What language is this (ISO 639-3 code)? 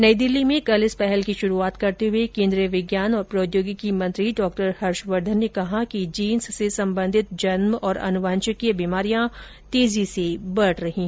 hin